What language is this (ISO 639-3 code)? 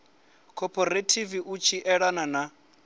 ven